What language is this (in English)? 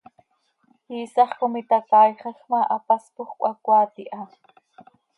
Seri